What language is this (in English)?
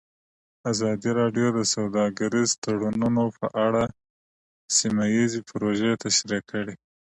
Pashto